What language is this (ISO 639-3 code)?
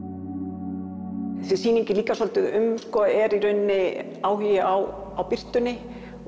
isl